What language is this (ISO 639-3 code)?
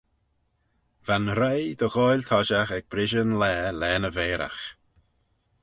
glv